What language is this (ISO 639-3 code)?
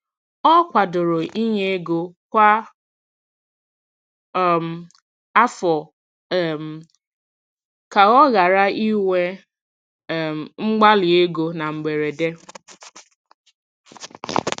ibo